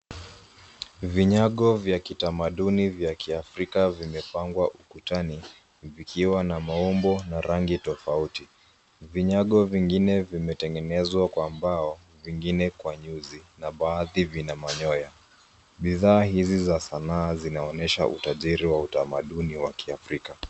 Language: Swahili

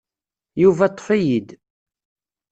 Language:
Kabyle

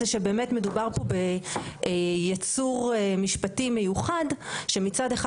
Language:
Hebrew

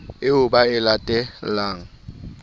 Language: Southern Sotho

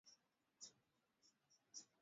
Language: Swahili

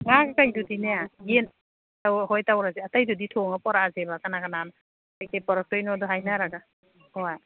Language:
Manipuri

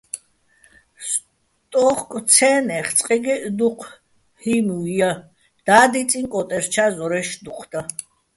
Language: Bats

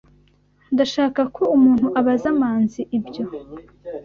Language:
Kinyarwanda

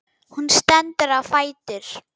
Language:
Icelandic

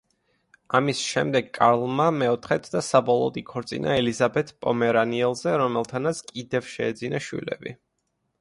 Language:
Georgian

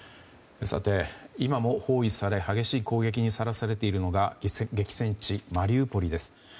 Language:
Japanese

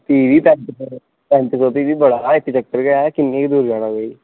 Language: Dogri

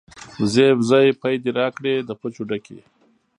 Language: Pashto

